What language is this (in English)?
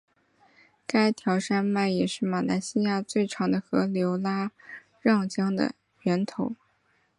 Chinese